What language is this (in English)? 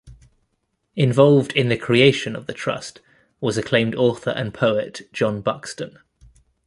English